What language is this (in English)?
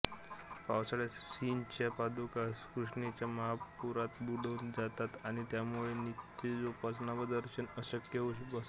Marathi